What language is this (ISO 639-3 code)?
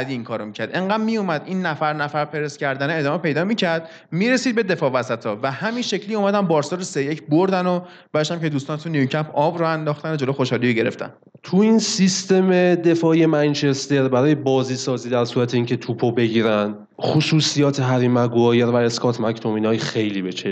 fas